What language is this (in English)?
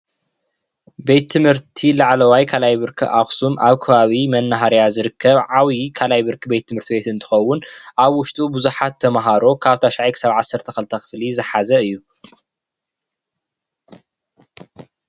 Tigrinya